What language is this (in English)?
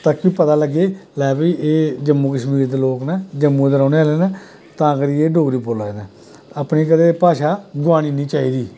Dogri